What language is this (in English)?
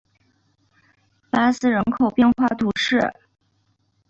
Chinese